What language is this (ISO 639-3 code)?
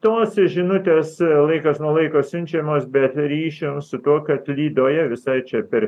lit